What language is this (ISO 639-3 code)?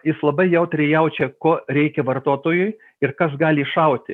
lit